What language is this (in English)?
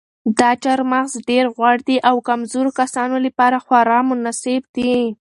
Pashto